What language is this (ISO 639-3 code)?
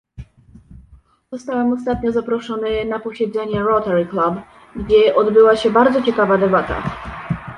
pol